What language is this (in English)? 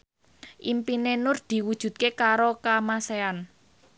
Javanese